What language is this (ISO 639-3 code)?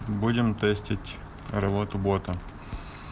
rus